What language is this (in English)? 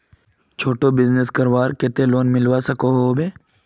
Magahi